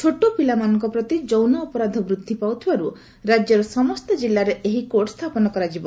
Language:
Odia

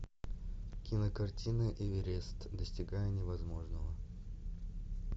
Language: Russian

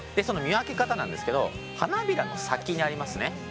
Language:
Japanese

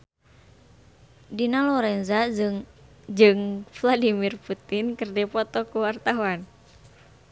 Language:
Sundanese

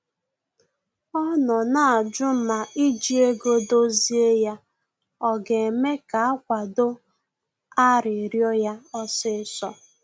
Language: Igbo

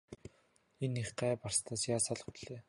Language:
Mongolian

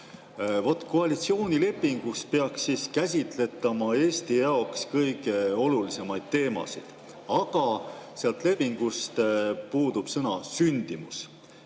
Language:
Estonian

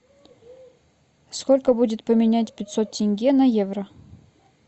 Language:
Russian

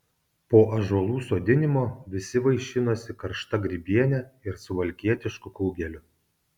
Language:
Lithuanian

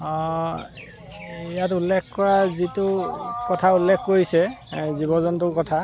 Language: Assamese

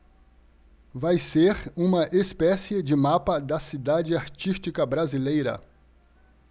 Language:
Portuguese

